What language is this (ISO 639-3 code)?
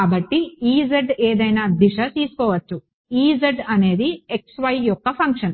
tel